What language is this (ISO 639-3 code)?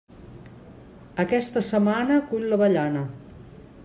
cat